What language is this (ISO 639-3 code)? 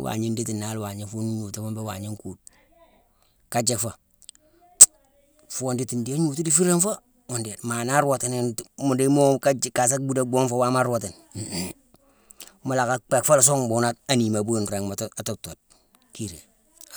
msw